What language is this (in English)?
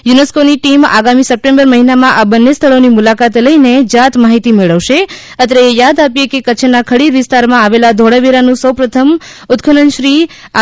Gujarati